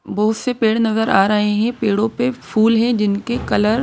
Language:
Hindi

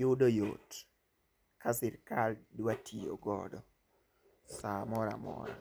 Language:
Luo (Kenya and Tanzania)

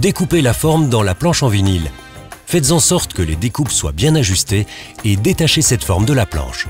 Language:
French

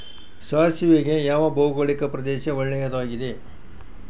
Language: Kannada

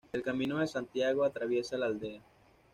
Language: Spanish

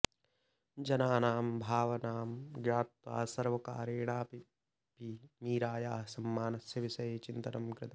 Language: Sanskrit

